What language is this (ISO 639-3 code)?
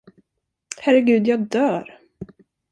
swe